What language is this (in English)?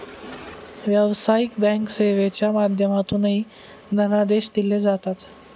Marathi